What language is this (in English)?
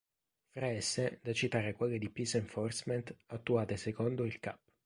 Italian